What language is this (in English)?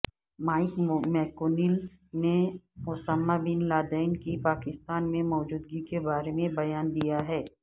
Urdu